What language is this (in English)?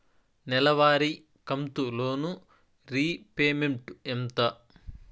Telugu